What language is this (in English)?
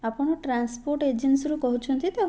Odia